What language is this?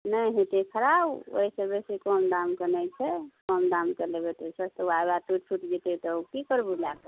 Maithili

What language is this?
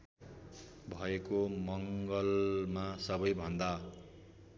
Nepali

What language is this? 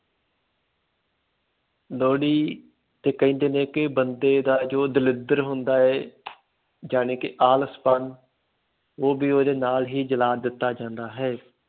Punjabi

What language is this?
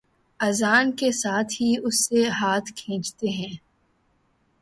Urdu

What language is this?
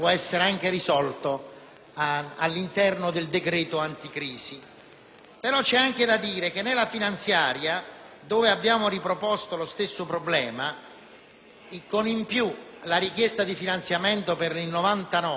Italian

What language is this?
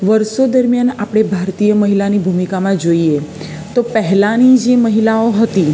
Gujarati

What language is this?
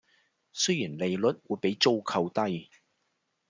Cantonese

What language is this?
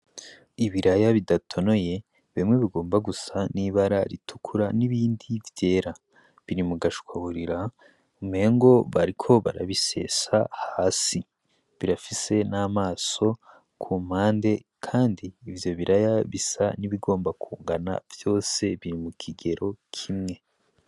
Rundi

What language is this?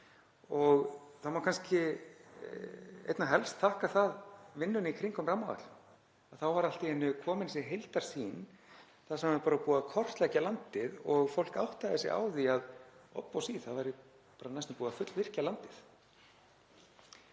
Icelandic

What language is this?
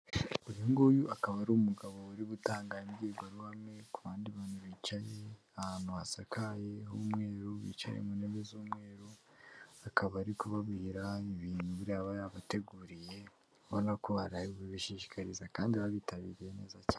Kinyarwanda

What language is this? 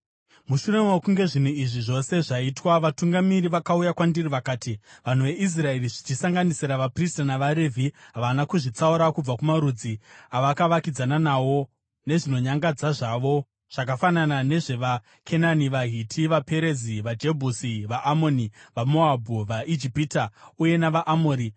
Shona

